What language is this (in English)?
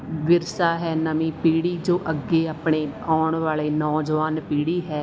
Punjabi